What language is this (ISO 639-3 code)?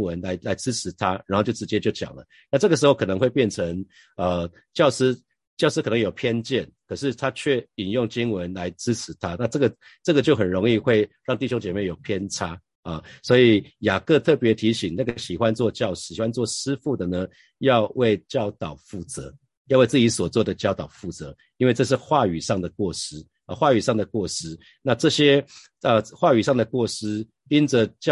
zho